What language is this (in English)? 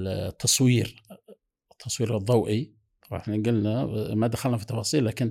Arabic